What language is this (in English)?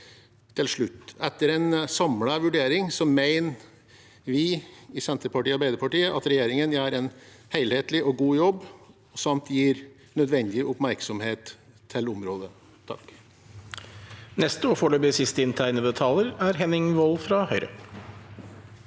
Norwegian